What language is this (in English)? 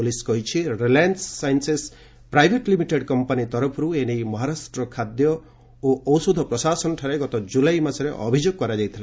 Odia